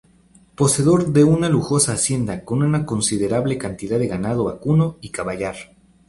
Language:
Spanish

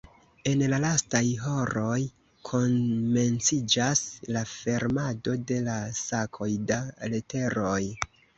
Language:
Esperanto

